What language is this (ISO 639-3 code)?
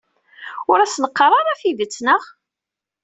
kab